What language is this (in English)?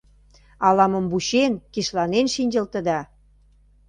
Mari